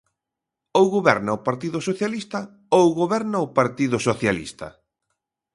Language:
Galician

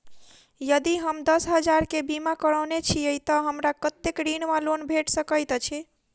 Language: Maithili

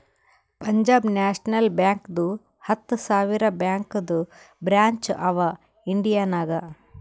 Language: Kannada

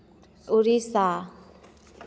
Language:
Hindi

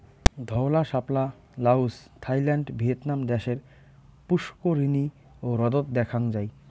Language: Bangla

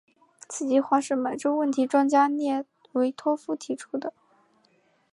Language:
Chinese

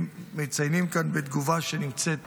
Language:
Hebrew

